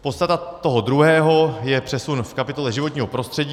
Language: Czech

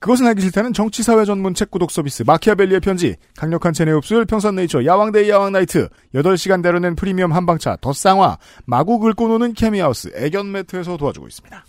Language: Korean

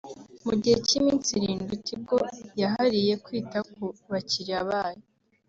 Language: Kinyarwanda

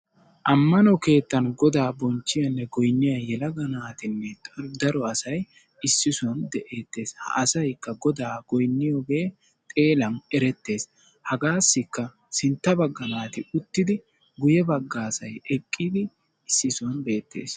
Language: Wolaytta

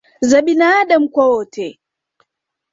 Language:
Swahili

